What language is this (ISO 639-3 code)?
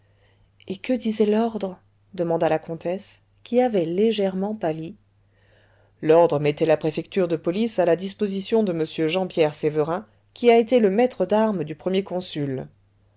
fra